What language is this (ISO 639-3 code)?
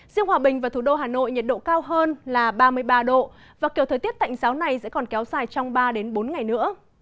vie